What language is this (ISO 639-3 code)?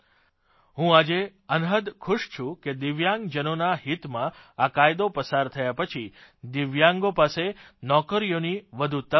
guj